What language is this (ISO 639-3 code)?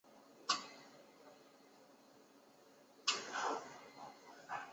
zho